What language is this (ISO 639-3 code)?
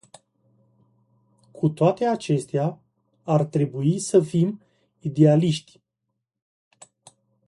ron